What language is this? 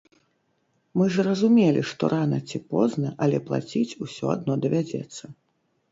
Belarusian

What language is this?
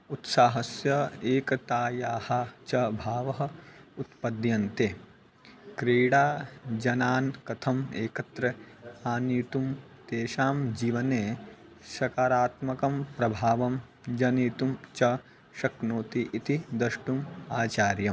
Sanskrit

